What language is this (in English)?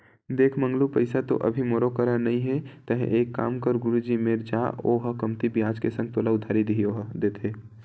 Chhattisgarhi